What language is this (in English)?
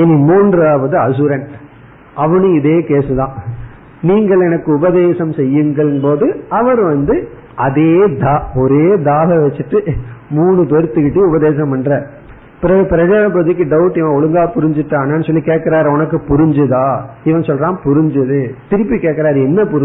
Tamil